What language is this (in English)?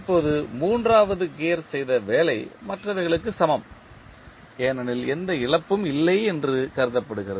Tamil